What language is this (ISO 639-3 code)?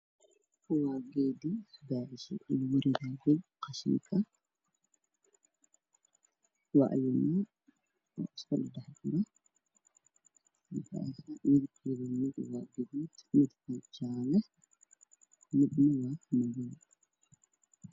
som